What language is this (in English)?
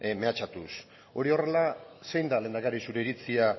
Basque